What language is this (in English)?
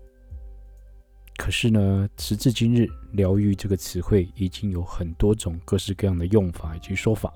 Chinese